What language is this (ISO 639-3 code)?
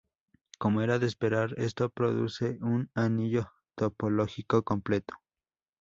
spa